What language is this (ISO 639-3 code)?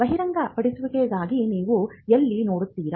kan